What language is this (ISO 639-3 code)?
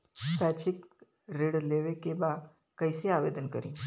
bho